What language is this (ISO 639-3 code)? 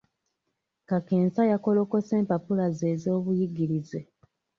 lug